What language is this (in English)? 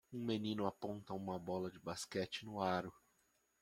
Portuguese